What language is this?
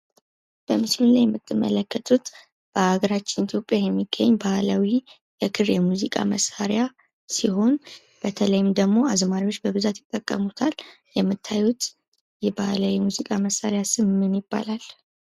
Amharic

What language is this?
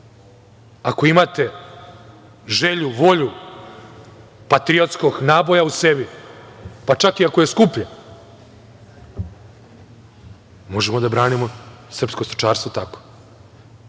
Serbian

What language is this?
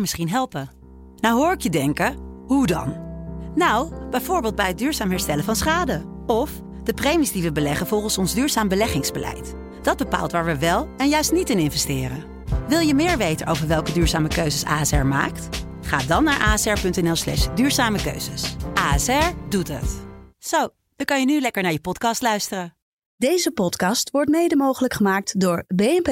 Dutch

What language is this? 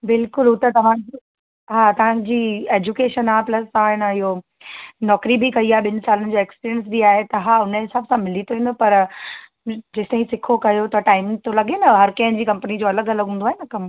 Sindhi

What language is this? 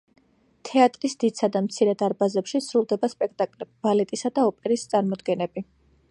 Georgian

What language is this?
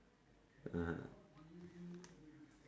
English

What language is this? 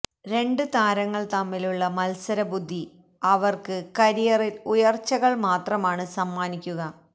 Malayalam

